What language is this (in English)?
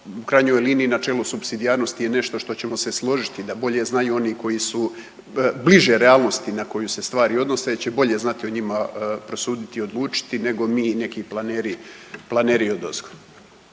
Croatian